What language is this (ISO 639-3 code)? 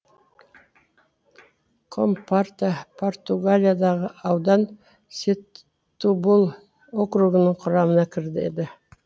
kaz